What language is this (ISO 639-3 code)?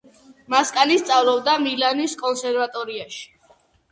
kat